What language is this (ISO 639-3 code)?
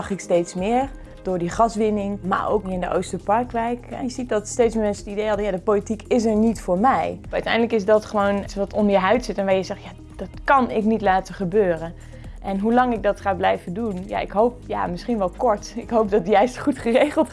nld